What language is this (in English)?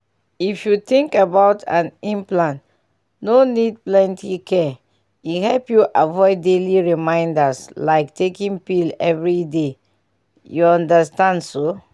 Nigerian Pidgin